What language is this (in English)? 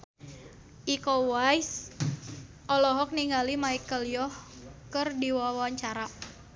Sundanese